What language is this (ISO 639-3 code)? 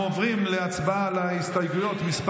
heb